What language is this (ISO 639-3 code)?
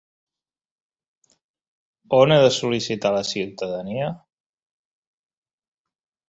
cat